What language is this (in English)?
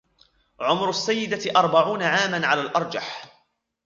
Arabic